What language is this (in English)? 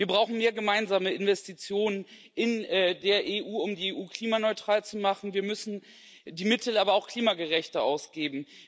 German